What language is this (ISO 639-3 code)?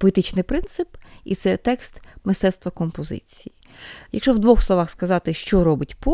ukr